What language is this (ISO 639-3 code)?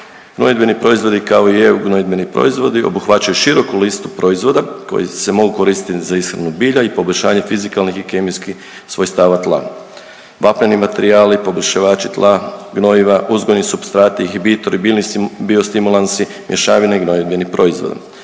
hrv